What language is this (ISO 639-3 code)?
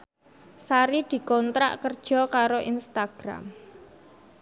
jav